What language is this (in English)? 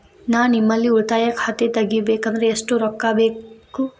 Kannada